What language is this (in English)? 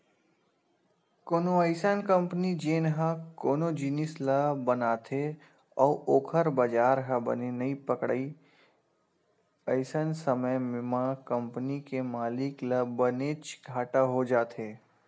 Chhattisgarhi